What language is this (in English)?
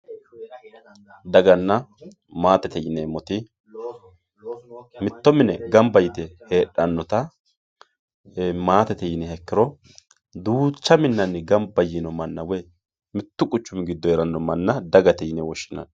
Sidamo